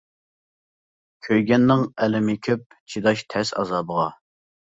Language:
Uyghur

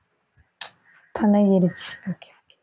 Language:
Tamil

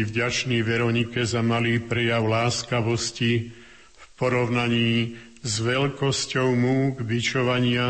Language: Slovak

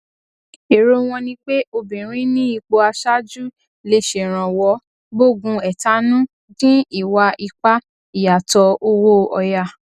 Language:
Yoruba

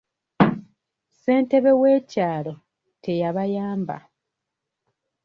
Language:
Ganda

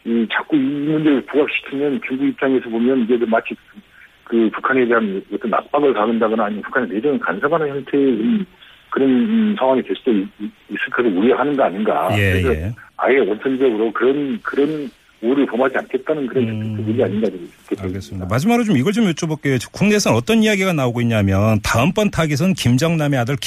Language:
Korean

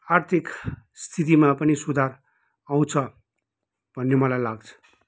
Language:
Nepali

